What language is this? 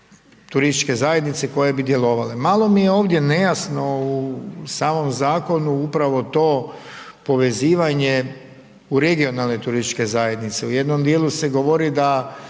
Croatian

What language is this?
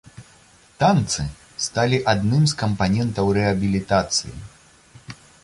Belarusian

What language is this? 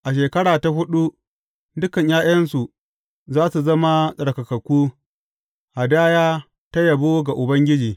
Hausa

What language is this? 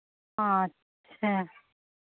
Hindi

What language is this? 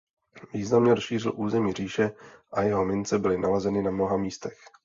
Czech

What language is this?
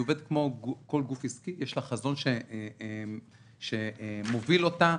Hebrew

